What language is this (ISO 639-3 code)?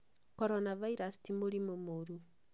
kik